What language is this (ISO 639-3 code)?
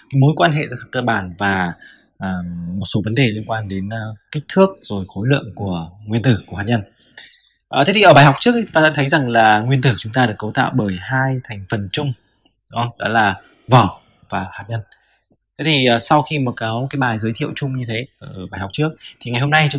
vie